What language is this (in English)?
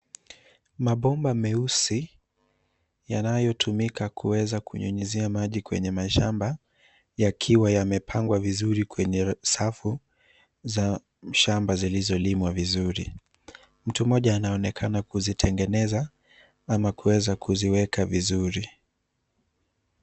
Swahili